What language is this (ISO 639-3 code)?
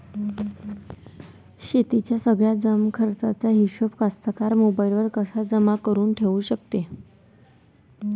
mar